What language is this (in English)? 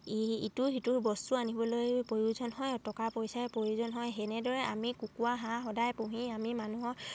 Assamese